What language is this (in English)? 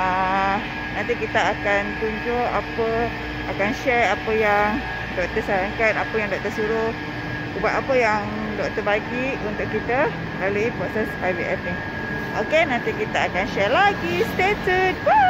Malay